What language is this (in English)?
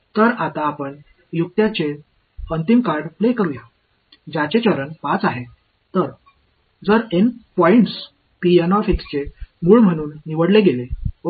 Marathi